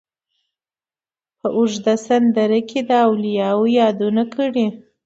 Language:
Pashto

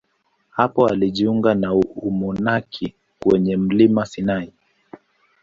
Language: Swahili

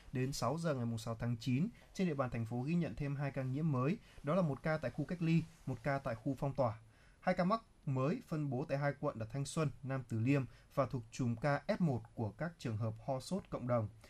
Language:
Vietnamese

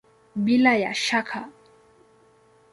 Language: Swahili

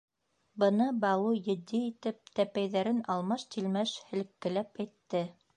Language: Bashkir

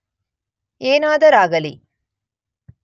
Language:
Kannada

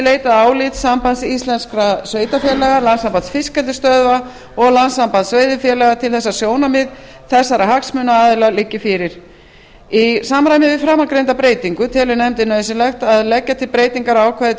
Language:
Icelandic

